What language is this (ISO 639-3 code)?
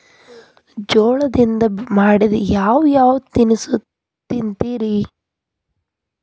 kan